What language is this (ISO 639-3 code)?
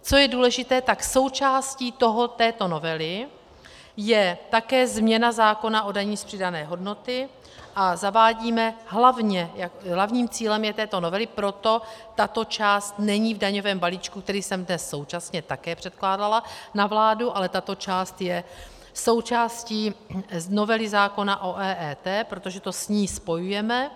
ces